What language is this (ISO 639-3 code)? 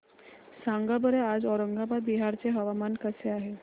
mar